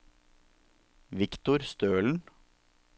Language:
Norwegian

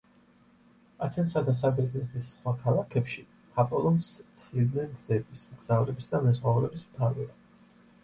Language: Georgian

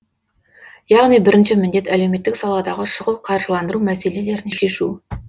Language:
Kazakh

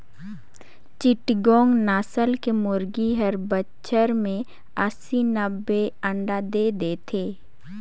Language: Chhattisgarhi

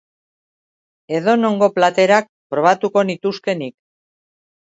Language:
Basque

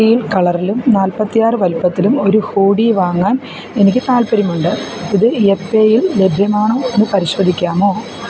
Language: Malayalam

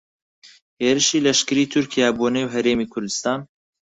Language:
Central Kurdish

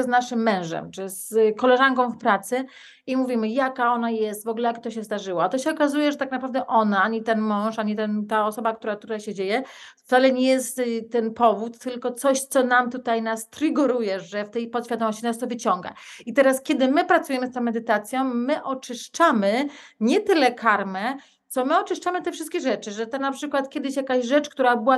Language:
Polish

